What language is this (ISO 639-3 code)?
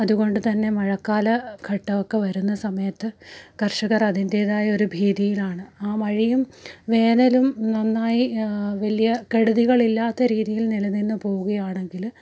mal